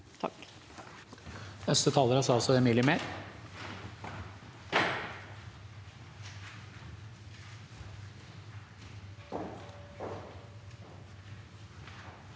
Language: Norwegian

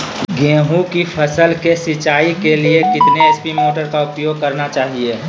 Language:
Magahi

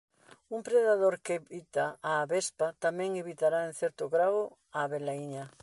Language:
Galician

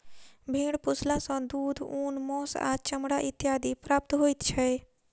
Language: Maithili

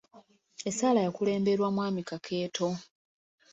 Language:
Ganda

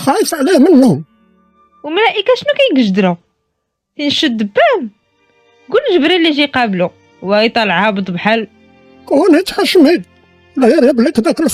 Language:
Arabic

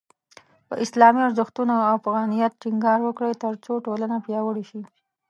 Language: Pashto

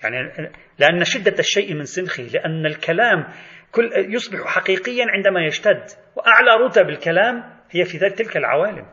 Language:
Arabic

